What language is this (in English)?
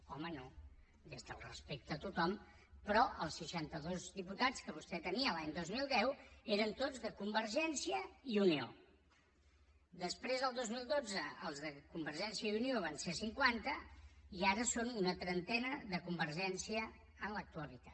Catalan